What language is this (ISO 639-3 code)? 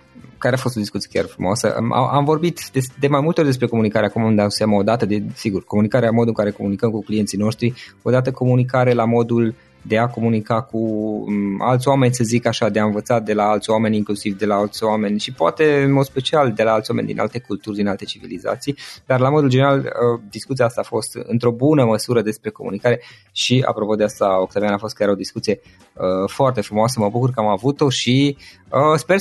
ron